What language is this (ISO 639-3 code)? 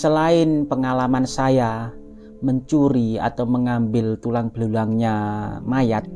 ind